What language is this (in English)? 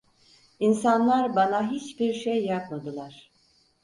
Turkish